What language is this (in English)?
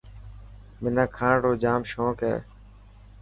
Dhatki